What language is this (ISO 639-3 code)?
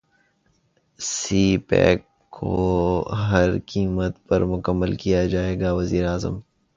urd